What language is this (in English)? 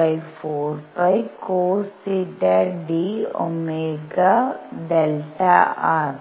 Malayalam